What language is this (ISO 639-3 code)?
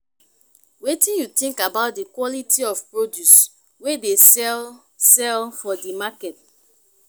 pcm